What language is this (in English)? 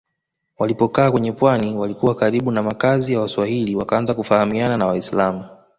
Swahili